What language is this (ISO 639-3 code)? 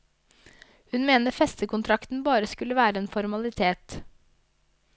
nor